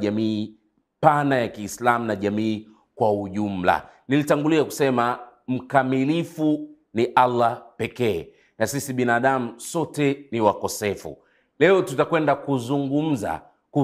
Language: Swahili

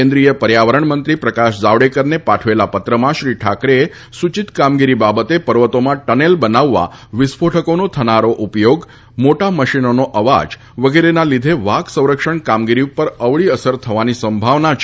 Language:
Gujarati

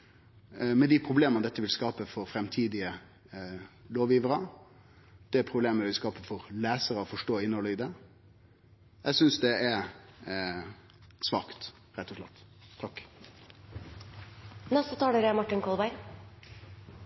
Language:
Norwegian Nynorsk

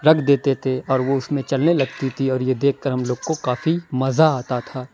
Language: Urdu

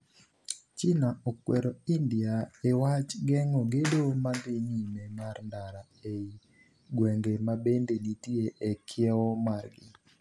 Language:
Luo (Kenya and Tanzania)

